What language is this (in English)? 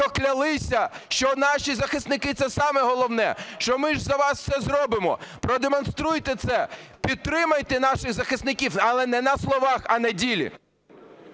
Ukrainian